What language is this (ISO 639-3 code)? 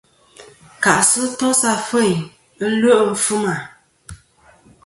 bkm